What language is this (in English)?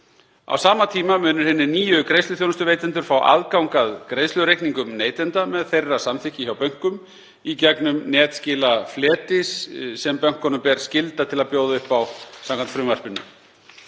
Icelandic